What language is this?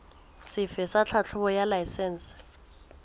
Southern Sotho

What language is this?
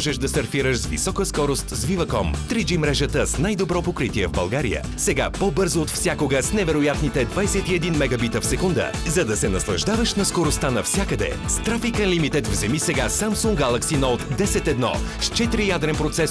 Bulgarian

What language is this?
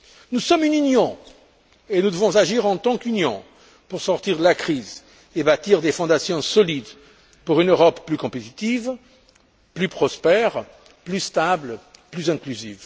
French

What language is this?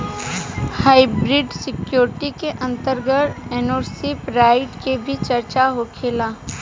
Bhojpuri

